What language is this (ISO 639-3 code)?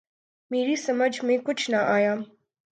urd